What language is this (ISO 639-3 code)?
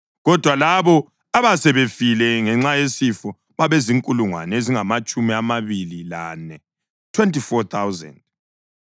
nde